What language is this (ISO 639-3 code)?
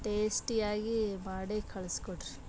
kan